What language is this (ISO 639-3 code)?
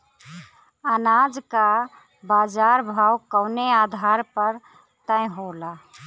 bho